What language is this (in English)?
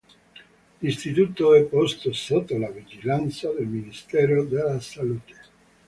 Italian